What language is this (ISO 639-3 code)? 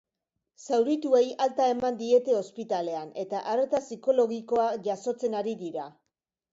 eus